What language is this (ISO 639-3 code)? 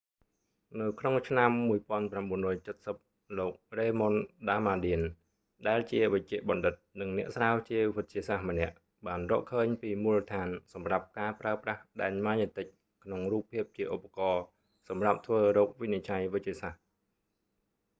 khm